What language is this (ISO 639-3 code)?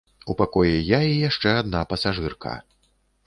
bel